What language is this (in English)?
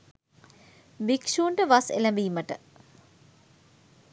Sinhala